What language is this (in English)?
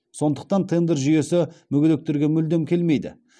Kazakh